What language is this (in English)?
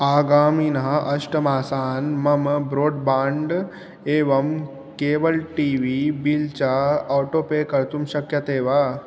Sanskrit